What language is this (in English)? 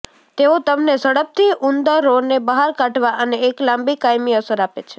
Gujarati